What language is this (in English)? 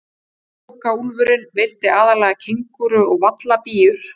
Icelandic